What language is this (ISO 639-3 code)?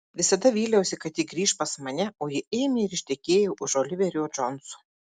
lit